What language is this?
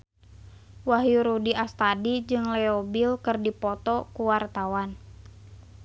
Sundanese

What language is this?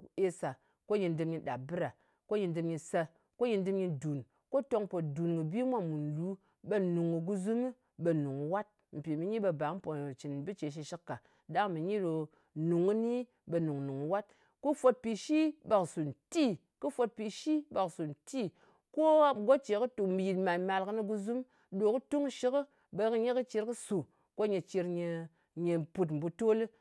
Ngas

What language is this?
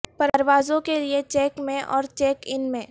Urdu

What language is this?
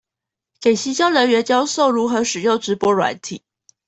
Chinese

